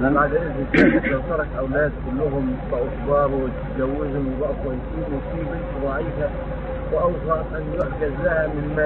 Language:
Arabic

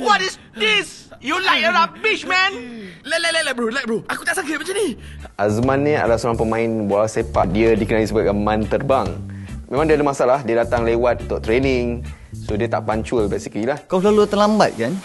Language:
Malay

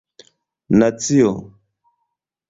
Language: Esperanto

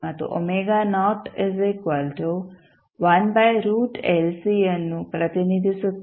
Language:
Kannada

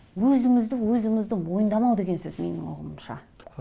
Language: Kazakh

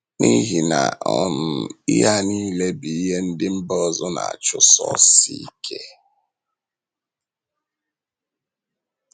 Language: Igbo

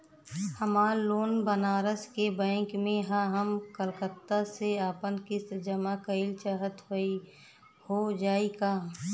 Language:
Bhojpuri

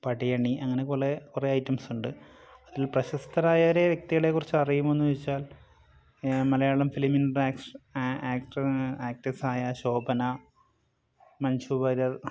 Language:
Malayalam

